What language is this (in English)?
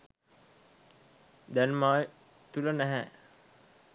Sinhala